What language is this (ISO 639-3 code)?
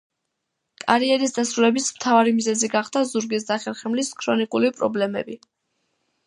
kat